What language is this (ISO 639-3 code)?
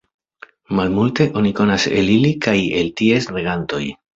epo